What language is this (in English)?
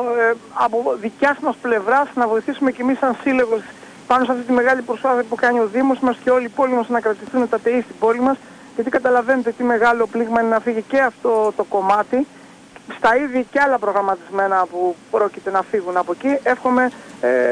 Greek